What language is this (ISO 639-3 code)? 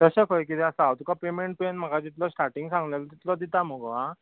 kok